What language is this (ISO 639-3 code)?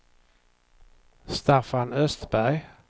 swe